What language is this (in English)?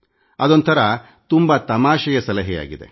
Kannada